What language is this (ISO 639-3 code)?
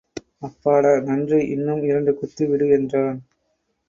tam